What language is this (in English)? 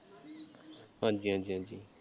Punjabi